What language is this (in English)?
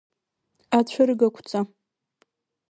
Abkhazian